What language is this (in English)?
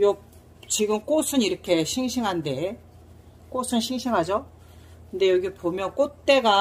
Korean